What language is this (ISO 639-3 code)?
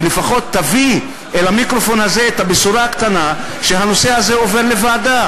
heb